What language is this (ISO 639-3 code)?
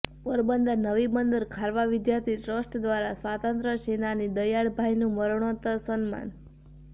guj